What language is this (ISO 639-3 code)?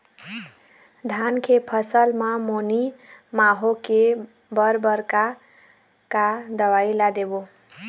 hne